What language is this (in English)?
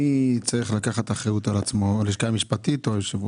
Hebrew